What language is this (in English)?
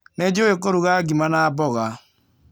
Kikuyu